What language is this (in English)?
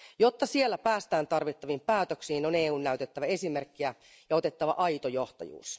Finnish